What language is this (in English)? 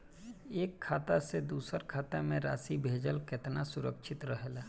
Bhojpuri